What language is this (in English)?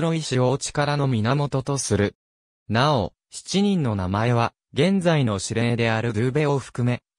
Japanese